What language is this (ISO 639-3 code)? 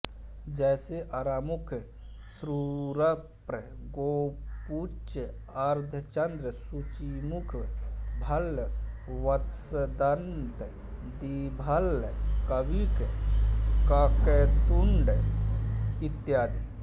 hin